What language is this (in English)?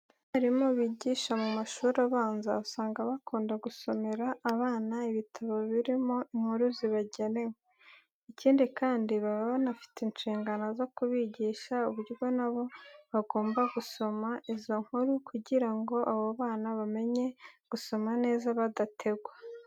Kinyarwanda